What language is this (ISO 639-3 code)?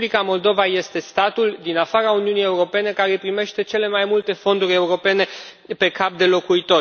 ron